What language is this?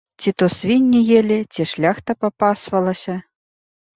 Belarusian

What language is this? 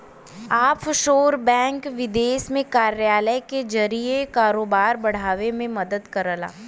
Bhojpuri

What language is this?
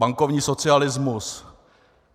Czech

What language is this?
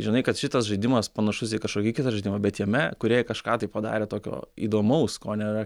Lithuanian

